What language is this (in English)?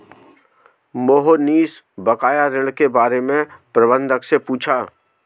Hindi